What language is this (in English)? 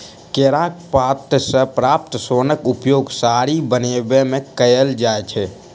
Maithili